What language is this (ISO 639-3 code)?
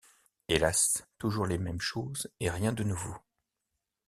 fra